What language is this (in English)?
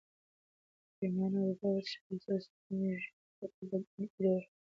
Pashto